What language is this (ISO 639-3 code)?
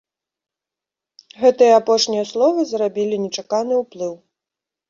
bel